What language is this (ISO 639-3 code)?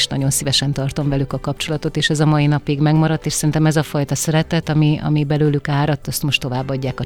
hun